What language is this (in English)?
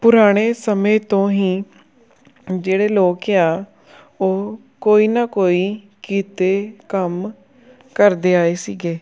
Punjabi